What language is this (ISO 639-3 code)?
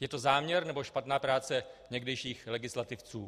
ces